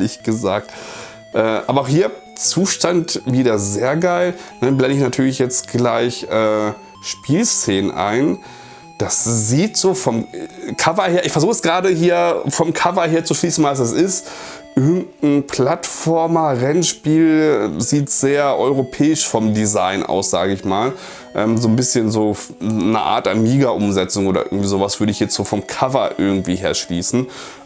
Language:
German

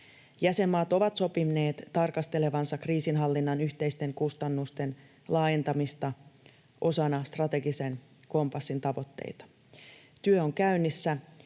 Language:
Finnish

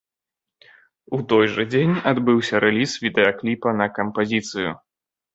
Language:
Belarusian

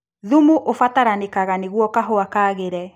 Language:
Kikuyu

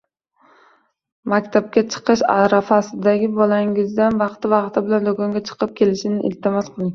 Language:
Uzbek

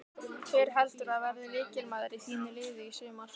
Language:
Icelandic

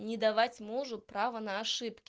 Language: Russian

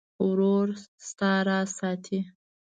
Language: Pashto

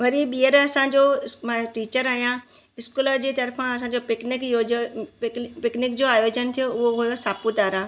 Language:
Sindhi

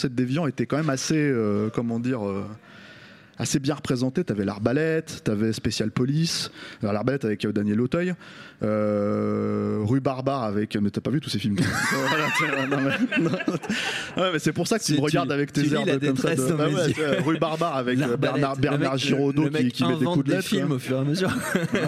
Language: French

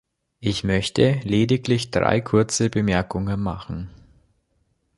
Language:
German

